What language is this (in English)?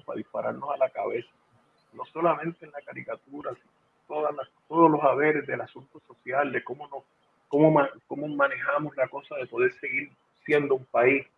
Spanish